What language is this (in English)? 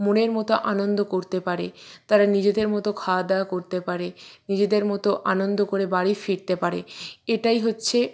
Bangla